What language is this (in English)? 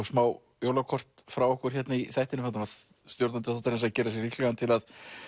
Icelandic